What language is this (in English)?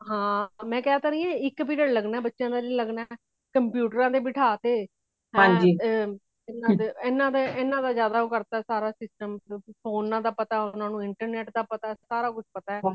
Punjabi